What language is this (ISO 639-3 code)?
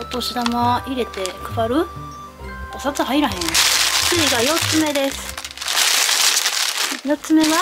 jpn